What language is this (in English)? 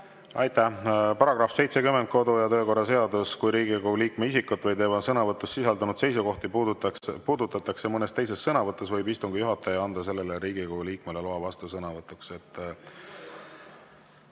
Estonian